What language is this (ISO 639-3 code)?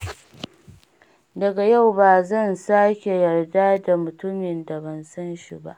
hau